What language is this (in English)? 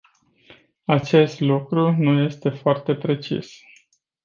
Romanian